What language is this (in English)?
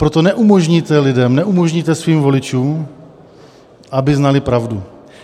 Czech